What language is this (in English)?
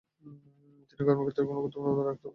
Bangla